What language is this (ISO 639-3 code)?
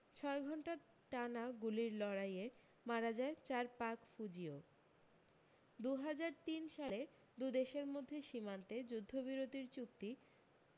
ben